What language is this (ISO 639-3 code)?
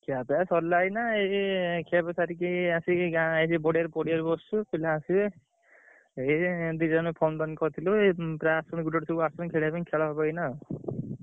ori